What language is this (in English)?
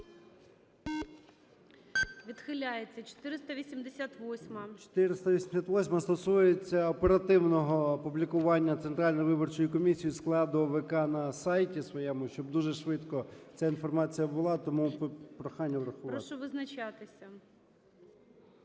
Ukrainian